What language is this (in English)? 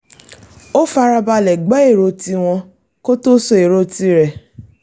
Yoruba